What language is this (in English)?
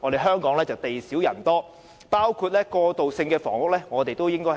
Cantonese